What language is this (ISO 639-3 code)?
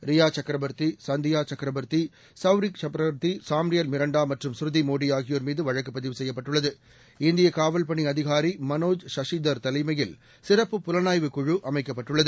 tam